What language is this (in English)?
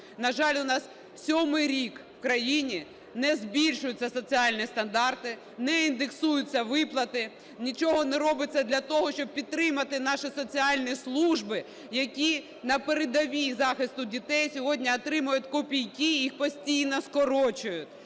Ukrainian